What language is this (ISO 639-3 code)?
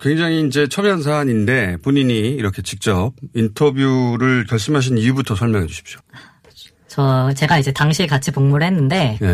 kor